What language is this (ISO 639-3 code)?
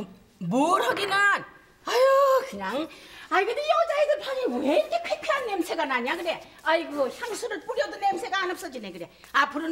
kor